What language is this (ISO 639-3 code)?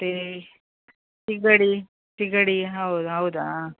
kan